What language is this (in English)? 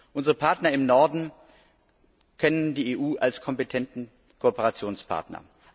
German